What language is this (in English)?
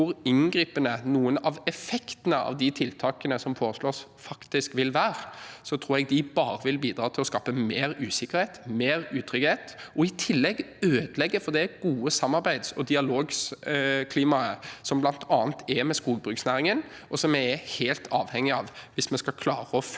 Norwegian